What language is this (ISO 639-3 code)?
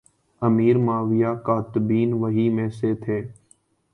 urd